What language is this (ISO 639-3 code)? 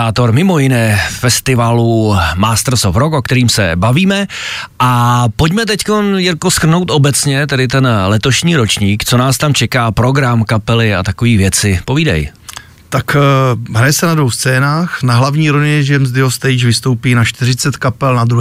ces